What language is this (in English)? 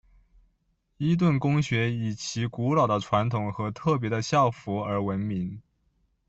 Chinese